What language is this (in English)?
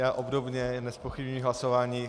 Czech